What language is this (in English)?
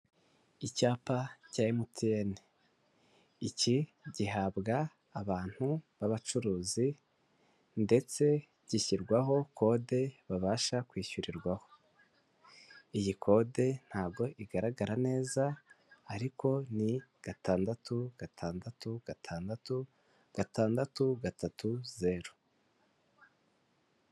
Kinyarwanda